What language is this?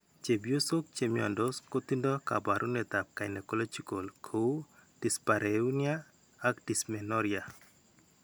Kalenjin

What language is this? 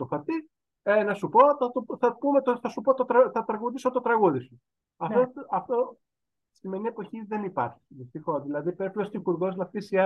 Greek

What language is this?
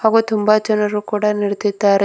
Kannada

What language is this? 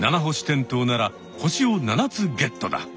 Japanese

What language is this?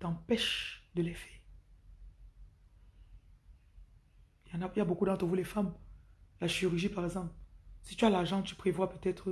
French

